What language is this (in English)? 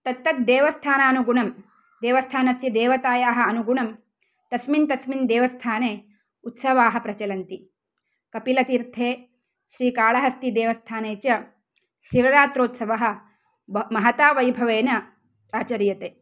Sanskrit